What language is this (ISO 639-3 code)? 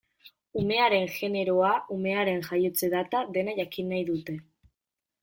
eus